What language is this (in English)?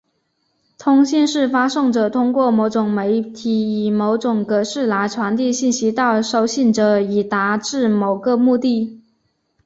Chinese